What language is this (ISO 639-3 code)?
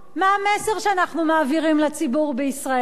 heb